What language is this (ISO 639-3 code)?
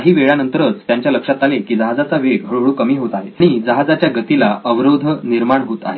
mar